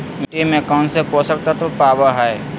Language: Magahi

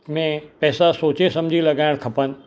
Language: Sindhi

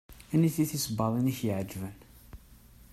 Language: Kabyle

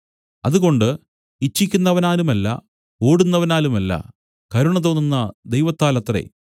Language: Malayalam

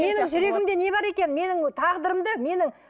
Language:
Kazakh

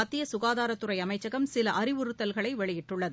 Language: Tamil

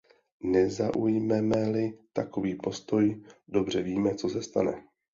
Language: Czech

